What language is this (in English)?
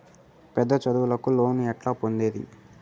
Telugu